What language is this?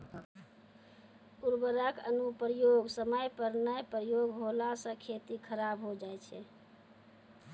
Maithili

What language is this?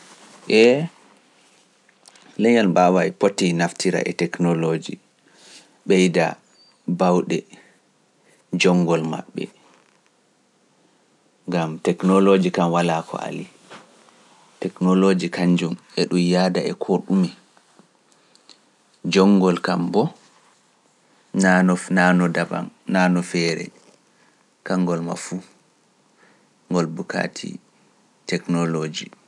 Pular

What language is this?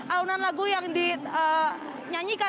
Indonesian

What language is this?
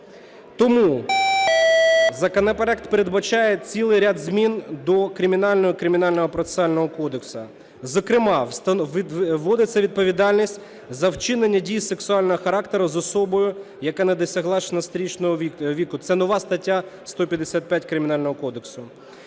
Ukrainian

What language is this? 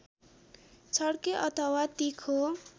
Nepali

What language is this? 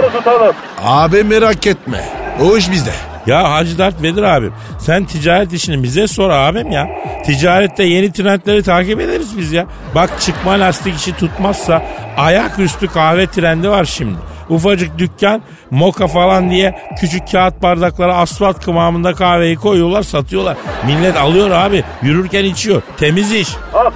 Turkish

